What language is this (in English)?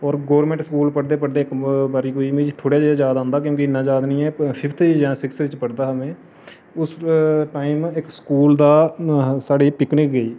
Dogri